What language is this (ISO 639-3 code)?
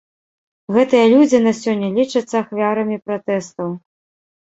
bel